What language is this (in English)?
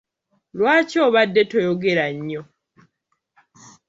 Ganda